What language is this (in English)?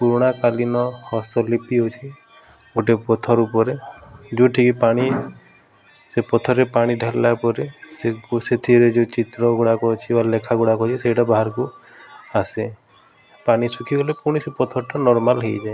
Odia